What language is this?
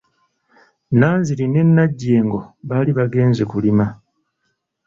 Ganda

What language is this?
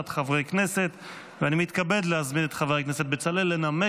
Hebrew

